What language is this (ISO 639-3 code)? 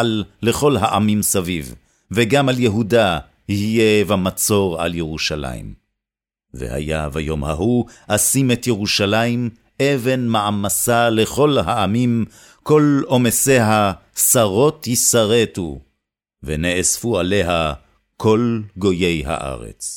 heb